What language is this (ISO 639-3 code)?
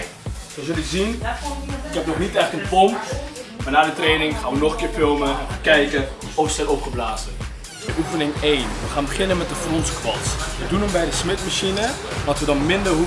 nld